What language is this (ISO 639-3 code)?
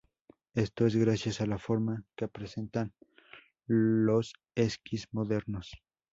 spa